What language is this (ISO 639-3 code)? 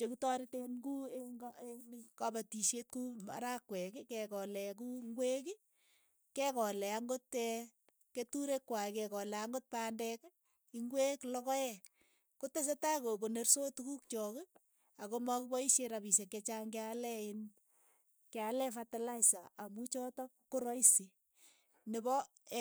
eyo